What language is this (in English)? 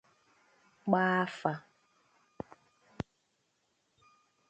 Igbo